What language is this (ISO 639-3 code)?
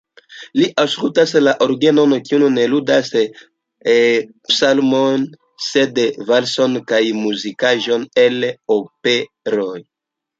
epo